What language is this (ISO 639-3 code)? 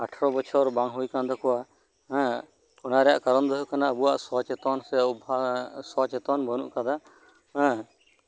sat